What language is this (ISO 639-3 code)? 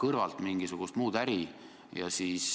est